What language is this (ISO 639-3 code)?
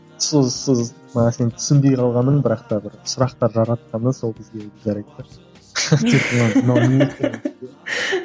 kaz